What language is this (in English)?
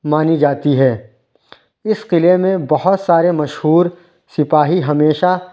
Urdu